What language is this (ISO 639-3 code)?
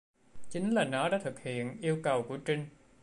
vie